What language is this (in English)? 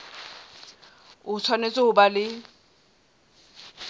Southern Sotho